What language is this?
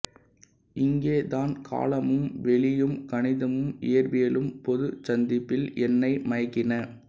Tamil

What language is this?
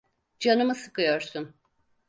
Turkish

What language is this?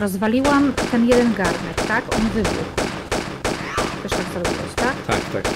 Polish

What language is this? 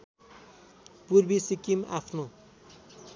Nepali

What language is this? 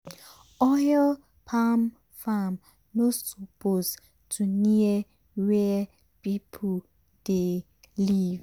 Nigerian Pidgin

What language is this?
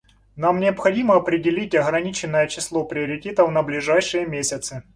Russian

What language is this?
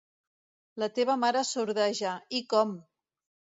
Catalan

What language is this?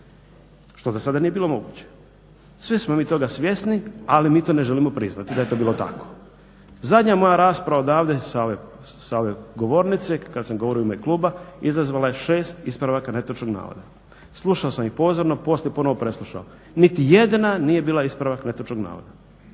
Croatian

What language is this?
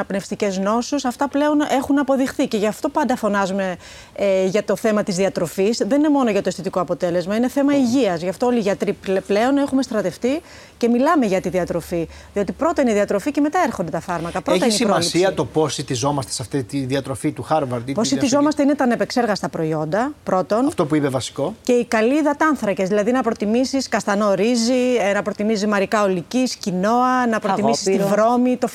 Greek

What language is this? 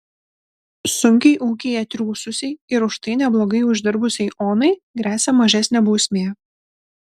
Lithuanian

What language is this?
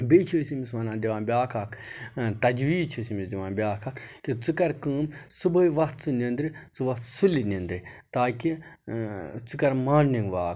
Kashmiri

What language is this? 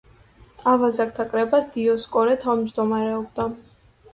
Georgian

